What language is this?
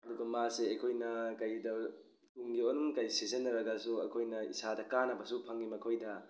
Manipuri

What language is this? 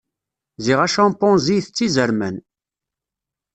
Kabyle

